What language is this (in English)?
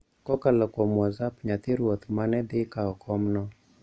Luo (Kenya and Tanzania)